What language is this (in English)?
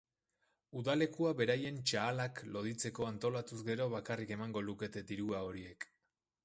Basque